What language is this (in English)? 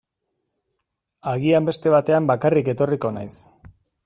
Basque